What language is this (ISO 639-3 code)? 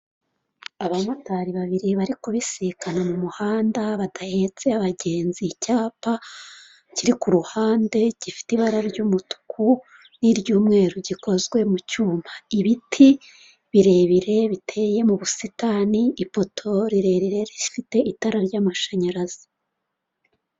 kin